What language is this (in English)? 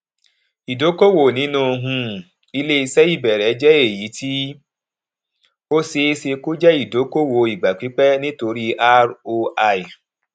Yoruba